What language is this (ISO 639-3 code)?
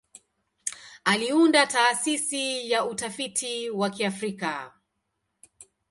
swa